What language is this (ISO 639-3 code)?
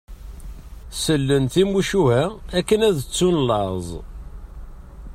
kab